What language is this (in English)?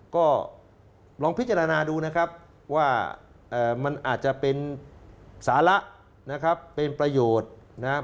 Thai